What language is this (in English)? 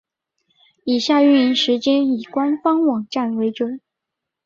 Chinese